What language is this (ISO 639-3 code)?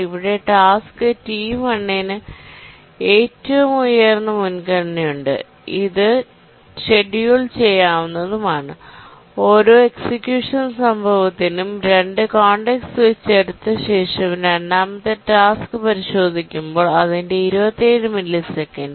mal